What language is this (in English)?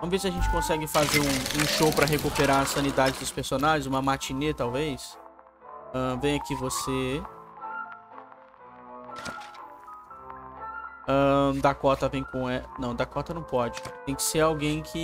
Portuguese